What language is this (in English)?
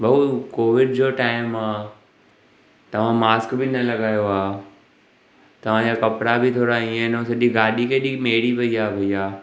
Sindhi